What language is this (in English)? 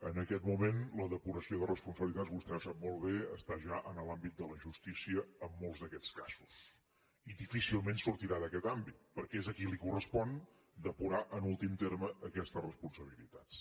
Catalan